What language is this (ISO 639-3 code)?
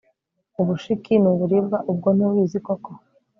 kin